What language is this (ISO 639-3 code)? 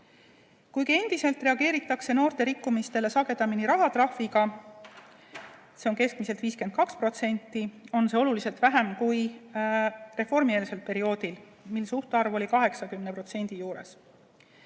est